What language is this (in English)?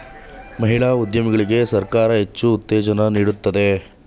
Kannada